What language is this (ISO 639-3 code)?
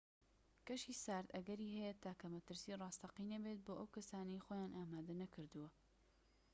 ckb